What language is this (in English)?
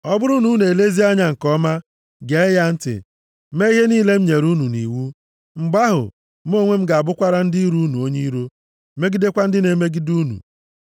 Igbo